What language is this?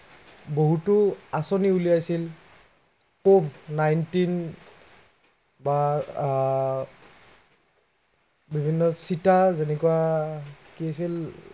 Assamese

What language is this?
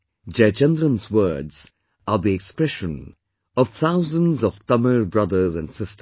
English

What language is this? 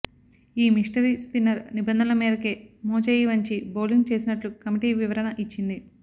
Telugu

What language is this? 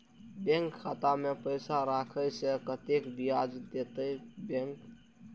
Maithili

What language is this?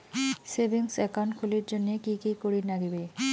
Bangla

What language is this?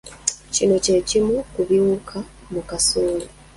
Ganda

